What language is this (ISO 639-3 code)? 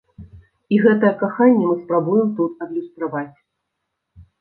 bel